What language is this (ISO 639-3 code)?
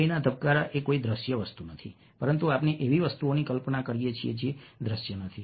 guj